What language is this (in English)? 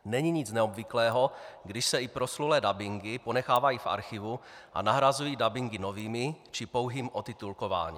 Czech